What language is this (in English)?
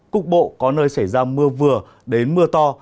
Vietnamese